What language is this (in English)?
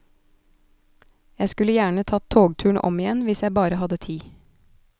Norwegian